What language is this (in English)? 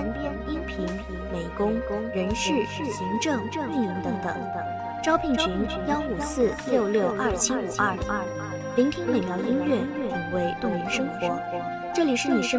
Chinese